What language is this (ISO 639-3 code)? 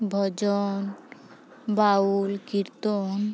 sat